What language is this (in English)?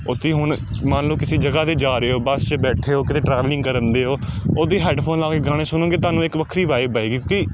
Punjabi